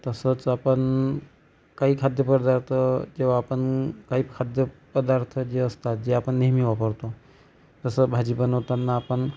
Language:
Marathi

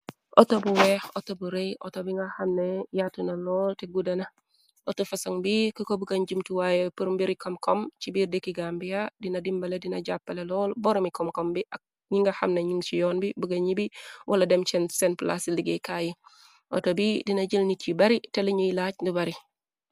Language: Wolof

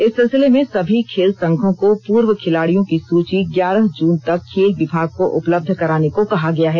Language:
Hindi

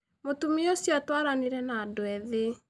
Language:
Kikuyu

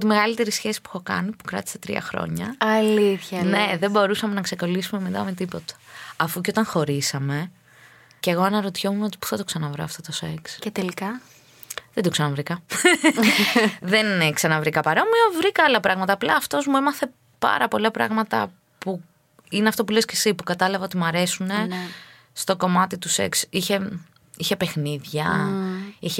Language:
Greek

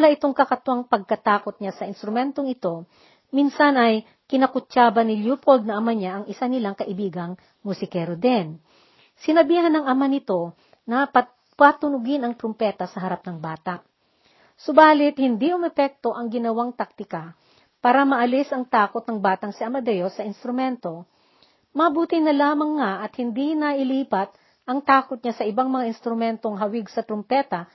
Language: Filipino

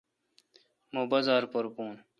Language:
Kalkoti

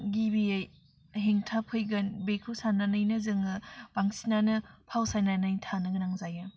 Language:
Bodo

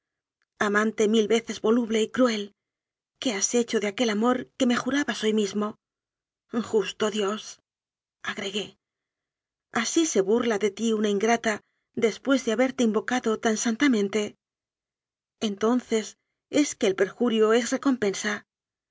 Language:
Spanish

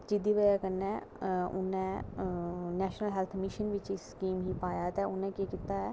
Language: Dogri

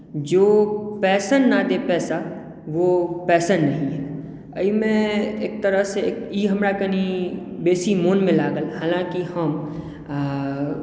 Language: Maithili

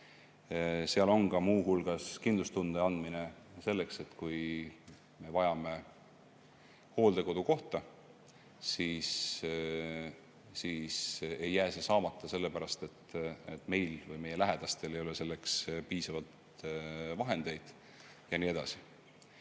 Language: Estonian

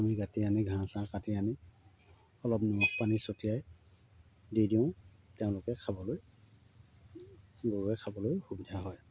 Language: Assamese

